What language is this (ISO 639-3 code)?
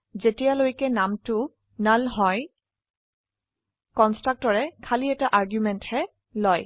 asm